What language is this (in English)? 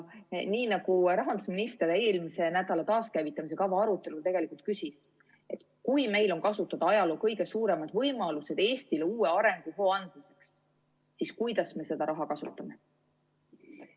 Estonian